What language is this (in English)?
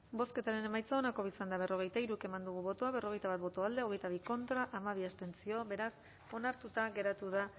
Basque